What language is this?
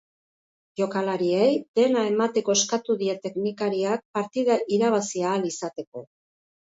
Basque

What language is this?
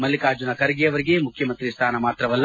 Kannada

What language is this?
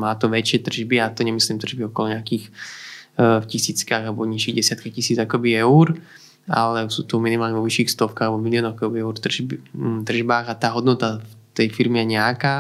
Slovak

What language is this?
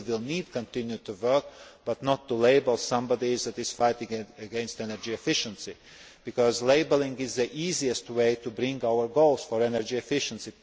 English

